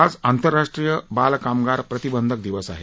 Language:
Marathi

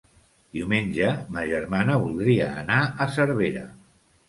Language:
Catalan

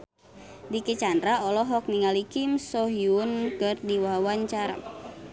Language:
Sundanese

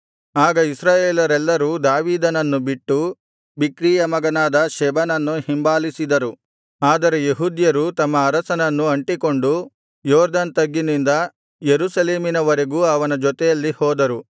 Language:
Kannada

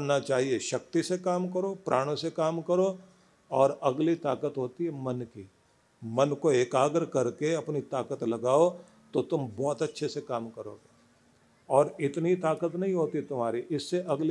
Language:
Hindi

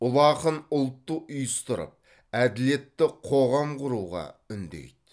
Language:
Kazakh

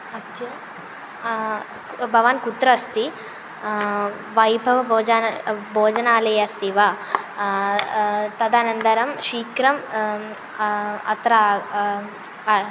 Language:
Sanskrit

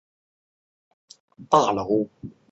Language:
Chinese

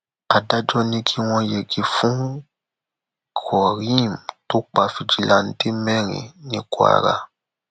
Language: Yoruba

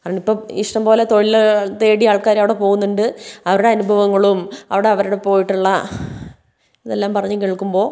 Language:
Malayalam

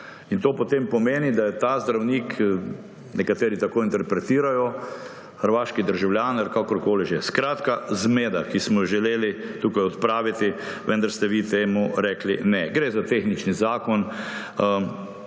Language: Slovenian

